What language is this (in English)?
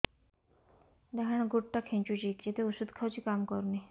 Odia